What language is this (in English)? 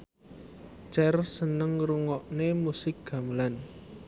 Javanese